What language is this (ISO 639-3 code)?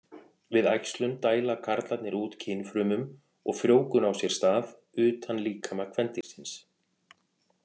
isl